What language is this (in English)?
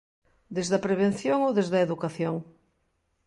Galician